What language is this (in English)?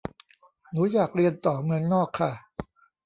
Thai